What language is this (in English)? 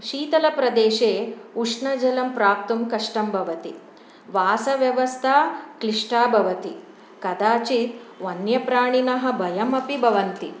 Sanskrit